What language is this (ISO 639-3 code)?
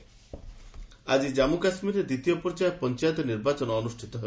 ori